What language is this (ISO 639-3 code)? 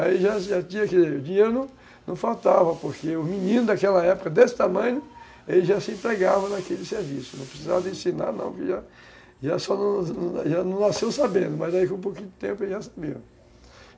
por